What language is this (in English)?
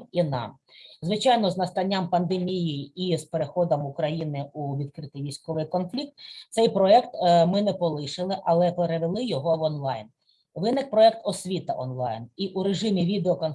Ukrainian